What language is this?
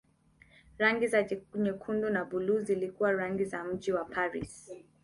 Swahili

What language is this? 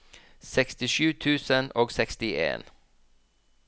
Norwegian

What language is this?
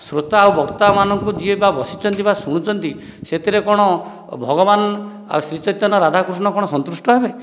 Odia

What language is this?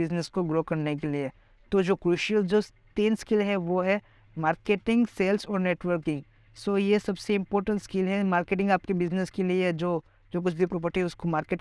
Hindi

